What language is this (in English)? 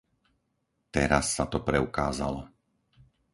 Slovak